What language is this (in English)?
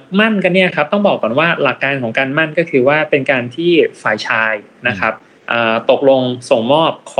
Thai